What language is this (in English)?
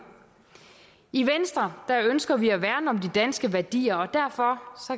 Danish